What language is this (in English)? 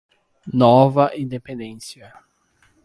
Portuguese